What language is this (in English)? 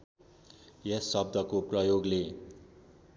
Nepali